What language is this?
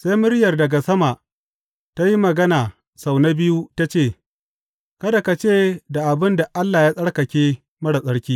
Hausa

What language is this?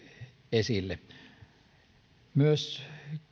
Finnish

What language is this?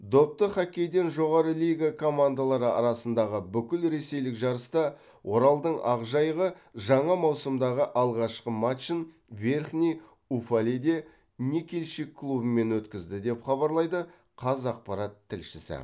Kazakh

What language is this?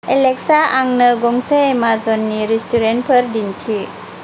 Bodo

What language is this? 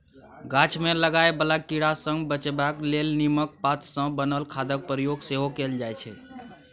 Maithili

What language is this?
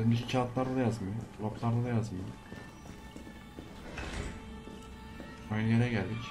Turkish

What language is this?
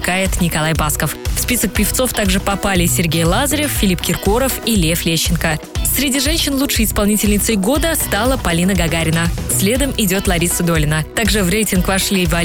Russian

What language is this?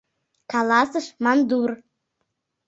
Mari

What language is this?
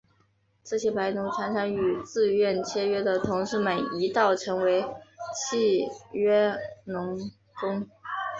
Chinese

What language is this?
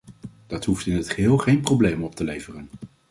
Dutch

